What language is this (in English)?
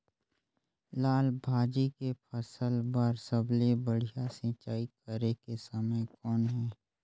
Chhattisgarhi